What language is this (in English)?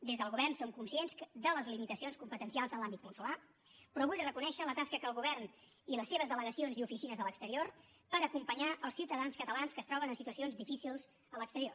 Catalan